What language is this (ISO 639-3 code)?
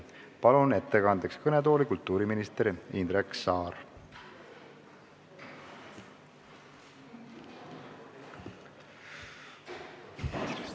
est